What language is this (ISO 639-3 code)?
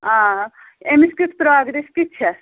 kas